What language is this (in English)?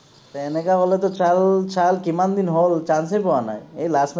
Assamese